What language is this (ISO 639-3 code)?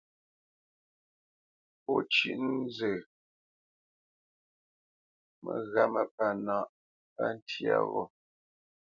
bce